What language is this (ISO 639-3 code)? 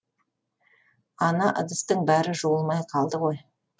kaz